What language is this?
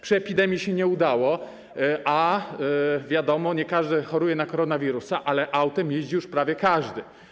Polish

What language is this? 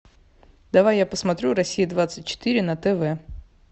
Russian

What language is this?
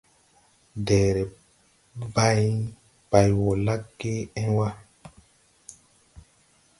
Tupuri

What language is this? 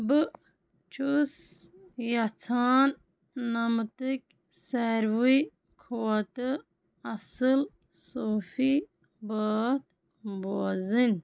Kashmiri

